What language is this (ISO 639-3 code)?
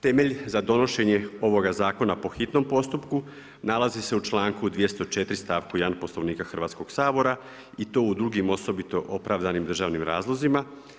hrv